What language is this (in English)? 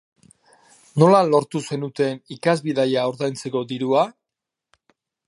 Basque